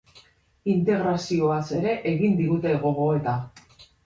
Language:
Basque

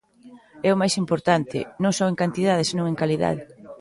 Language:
Galician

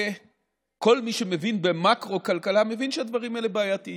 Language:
Hebrew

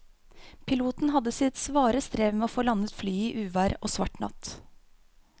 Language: Norwegian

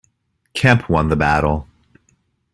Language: English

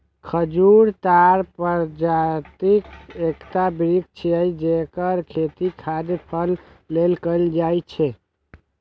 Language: Maithili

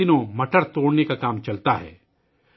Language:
Urdu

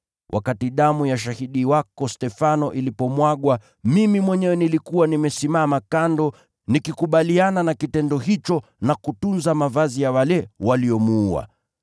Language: Swahili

